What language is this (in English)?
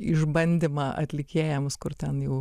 Lithuanian